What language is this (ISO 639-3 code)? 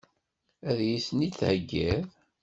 kab